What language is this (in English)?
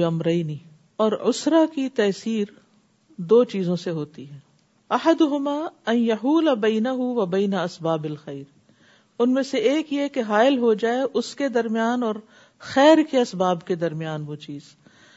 Urdu